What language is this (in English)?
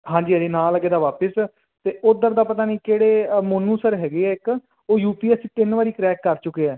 Punjabi